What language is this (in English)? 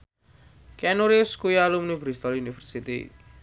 Javanese